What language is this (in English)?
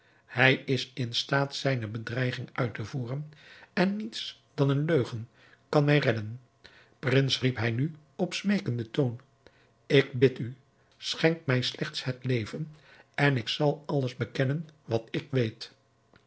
Dutch